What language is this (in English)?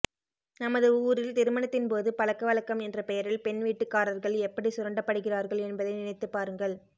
Tamil